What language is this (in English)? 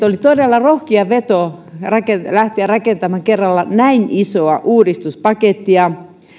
Finnish